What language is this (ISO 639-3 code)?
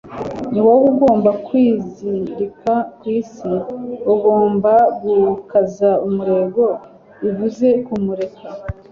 kin